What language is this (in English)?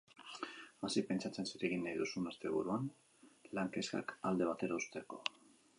Basque